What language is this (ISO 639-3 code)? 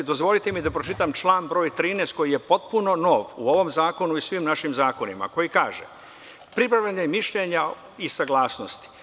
srp